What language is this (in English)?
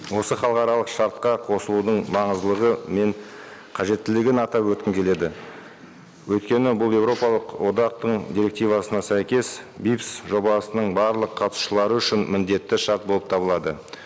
Kazakh